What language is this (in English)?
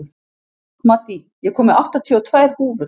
Icelandic